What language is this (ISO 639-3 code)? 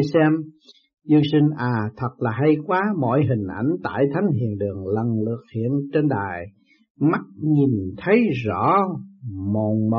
vie